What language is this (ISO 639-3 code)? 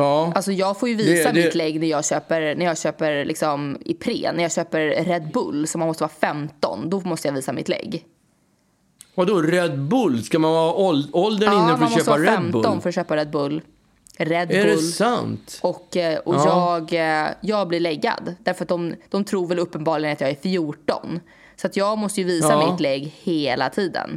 swe